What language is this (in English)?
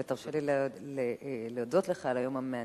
Hebrew